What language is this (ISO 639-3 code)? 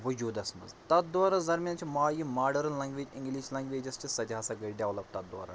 kas